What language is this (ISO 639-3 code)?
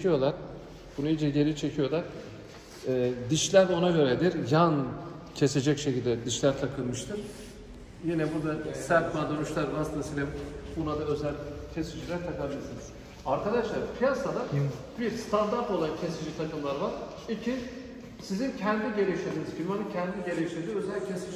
tur